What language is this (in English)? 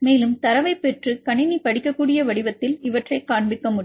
Tamil